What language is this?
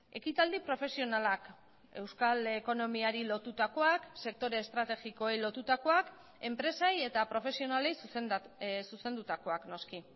Basque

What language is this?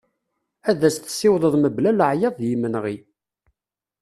Kabyle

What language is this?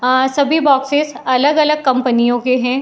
Hindi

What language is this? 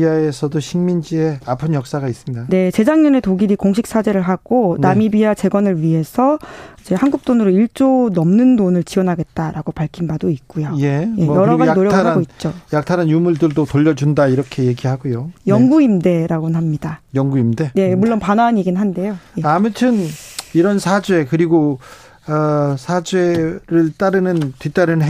Korean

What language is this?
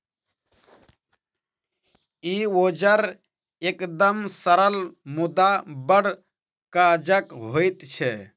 Maithili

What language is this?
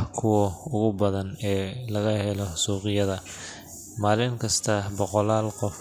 Somali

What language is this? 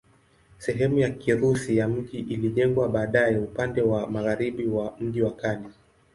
Swahili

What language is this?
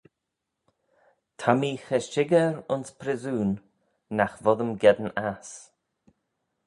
Manx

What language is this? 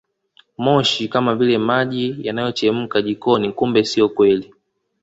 Swahili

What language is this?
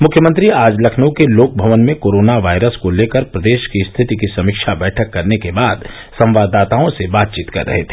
Hindi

